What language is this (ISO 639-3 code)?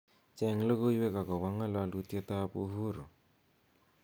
kln